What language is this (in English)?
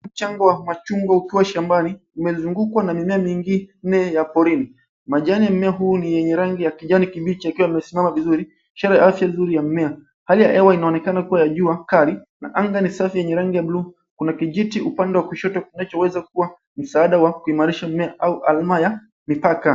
Swahili